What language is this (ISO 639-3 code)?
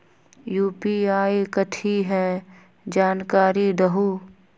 mag